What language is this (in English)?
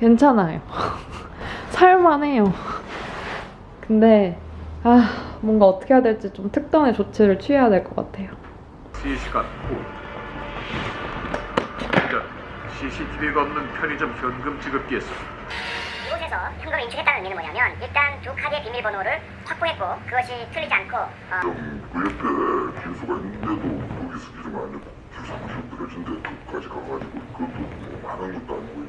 Korean